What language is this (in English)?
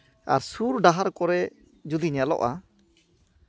Santali